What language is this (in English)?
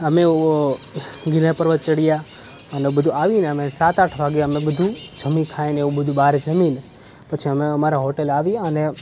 Gujarati